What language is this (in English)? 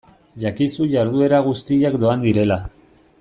Basque